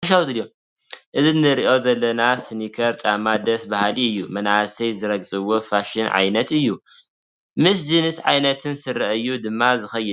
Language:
Tigrinya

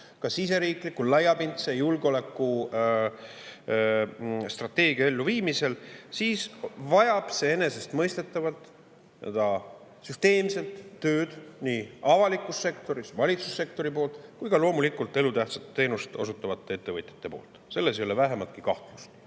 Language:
Estonian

